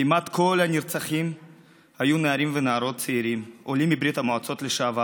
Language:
Hebrew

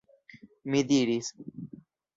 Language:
Esperanto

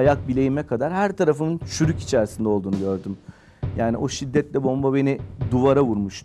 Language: Turkish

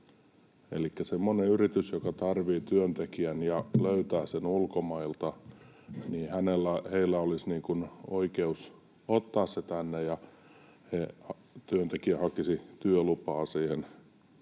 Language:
Finnish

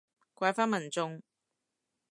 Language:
Cantonese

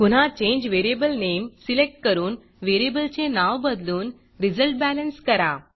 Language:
Marathi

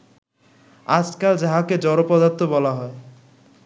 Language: Bangla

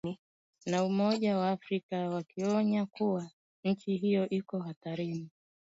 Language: Swahili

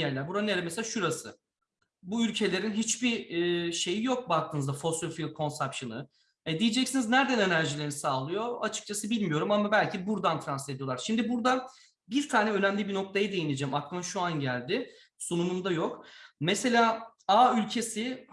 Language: Turkish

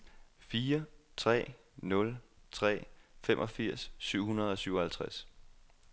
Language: Danish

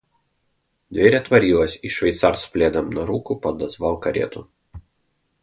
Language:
Russian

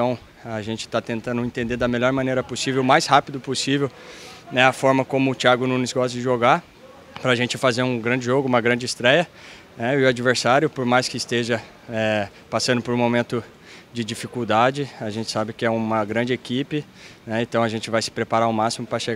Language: Portuguese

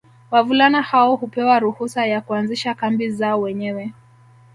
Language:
Swahili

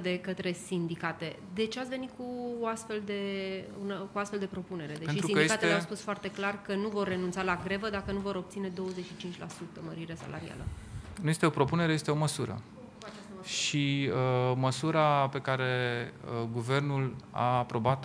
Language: Romanian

